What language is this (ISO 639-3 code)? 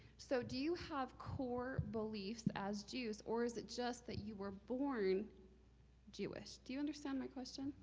eng